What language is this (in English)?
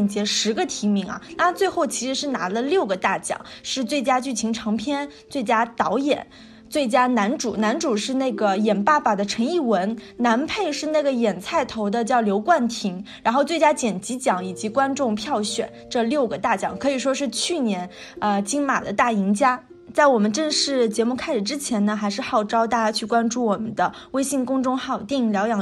Chinese